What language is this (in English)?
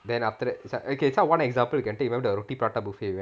English